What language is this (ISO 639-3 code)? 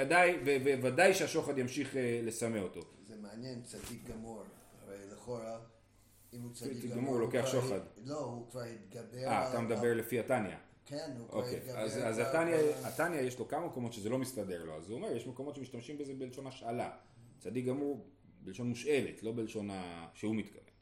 heb